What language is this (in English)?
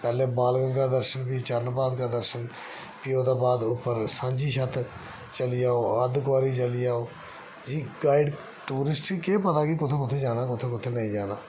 Dogri